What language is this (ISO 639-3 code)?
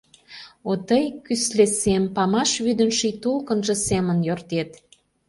chm